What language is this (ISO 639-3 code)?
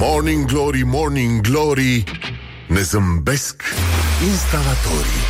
ron